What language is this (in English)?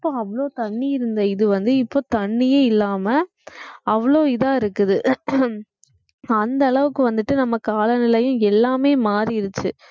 Tamil